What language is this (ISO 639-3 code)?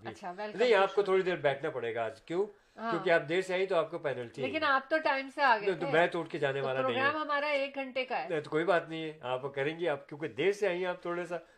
urd